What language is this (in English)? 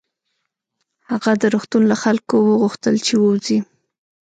Pashto